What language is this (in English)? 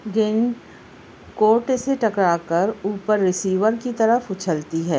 Urdu